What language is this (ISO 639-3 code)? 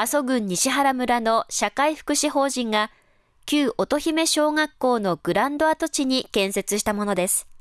jpn